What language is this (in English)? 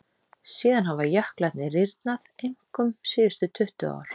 Icelandic